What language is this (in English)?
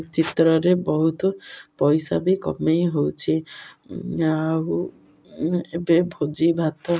Odia